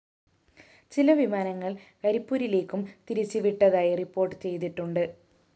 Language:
Malayalam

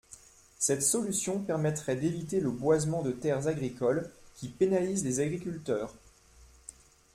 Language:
French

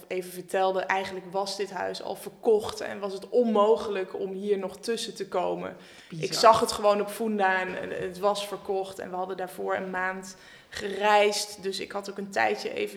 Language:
Dutch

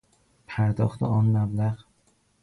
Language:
Persian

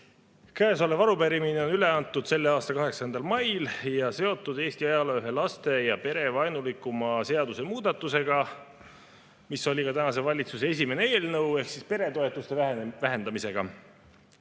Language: Estonian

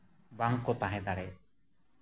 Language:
Santali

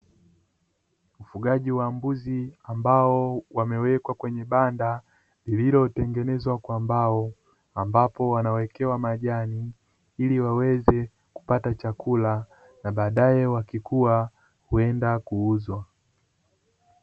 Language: Swahili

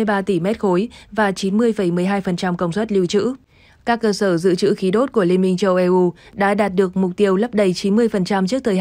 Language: Vietnamese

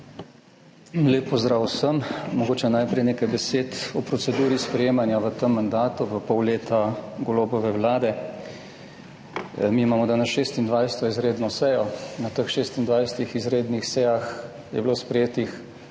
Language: Slovenian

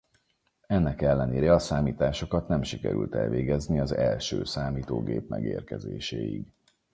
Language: Hungarian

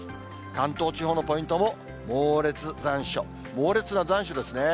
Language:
Japanese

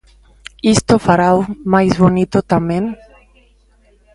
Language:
Galician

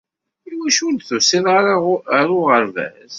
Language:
Kabyle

